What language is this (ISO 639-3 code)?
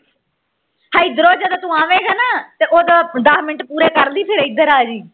pan